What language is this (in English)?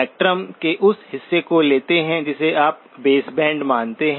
Hindi